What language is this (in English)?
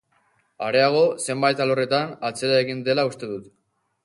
Basque